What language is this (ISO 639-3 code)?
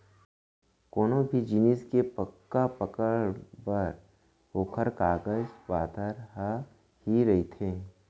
hne